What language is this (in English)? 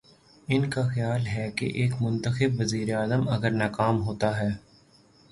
Urdu